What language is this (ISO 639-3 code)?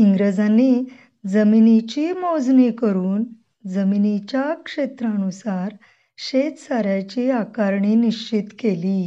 mar